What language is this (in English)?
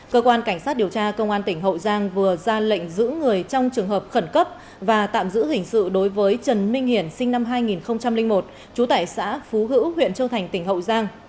Vietnamese